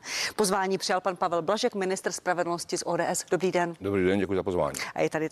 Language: Czech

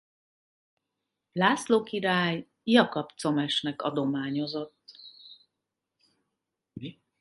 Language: Hungarian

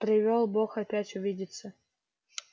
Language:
Russian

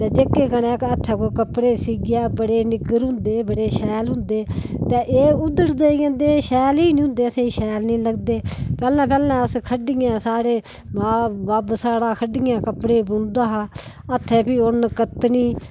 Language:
Dogri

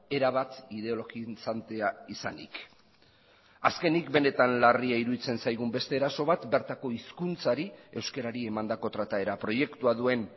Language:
Basque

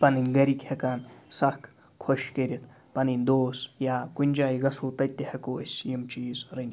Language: Kashmiri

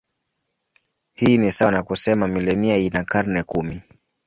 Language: Swahili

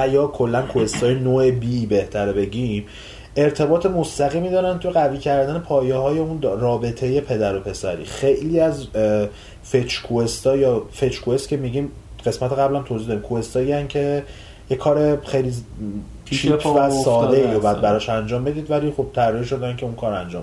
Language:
Persian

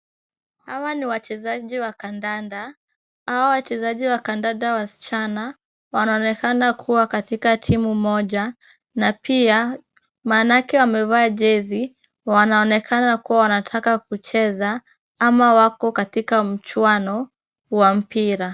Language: Swahili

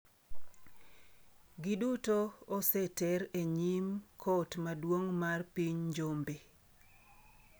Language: Luo (Kenya and Tanzania)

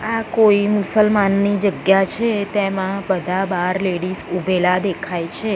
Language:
Gujarati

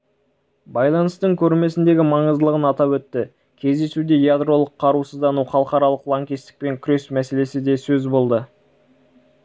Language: Kazakh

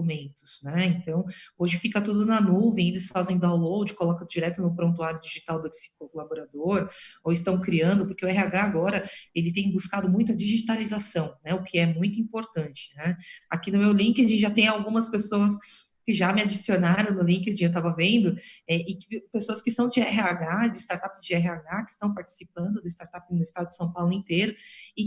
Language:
Portuguese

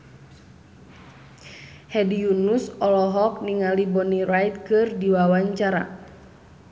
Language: Sundanese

